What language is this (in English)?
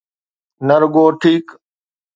Sindhi